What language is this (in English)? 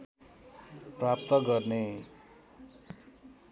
Nepali